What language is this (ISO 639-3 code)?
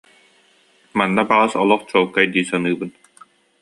sah